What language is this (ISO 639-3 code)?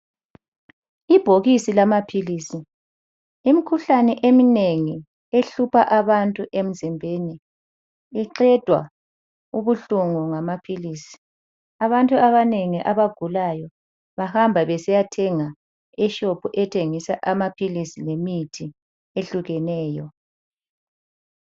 nde